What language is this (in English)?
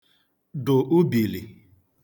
Igbo